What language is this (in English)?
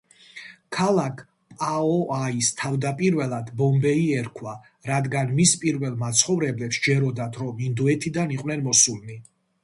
Georgian